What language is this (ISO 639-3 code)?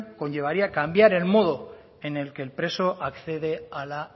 spa